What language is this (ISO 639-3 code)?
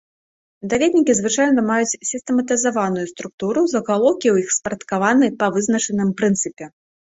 bel